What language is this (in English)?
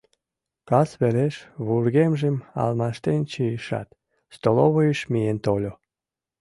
Mari